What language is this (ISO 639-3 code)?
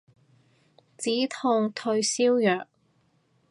yue